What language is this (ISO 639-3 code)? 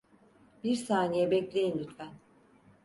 tur